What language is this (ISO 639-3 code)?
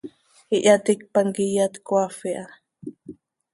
sei